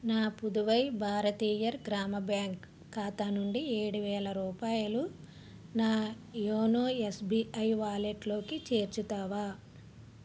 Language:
Telugu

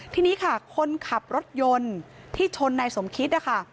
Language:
Thai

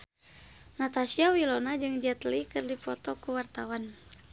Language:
Sundanese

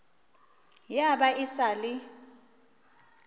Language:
Northern Sotho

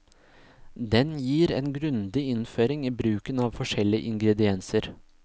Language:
Norwegian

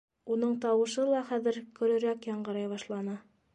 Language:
Bashkir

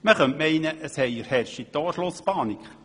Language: Swiss German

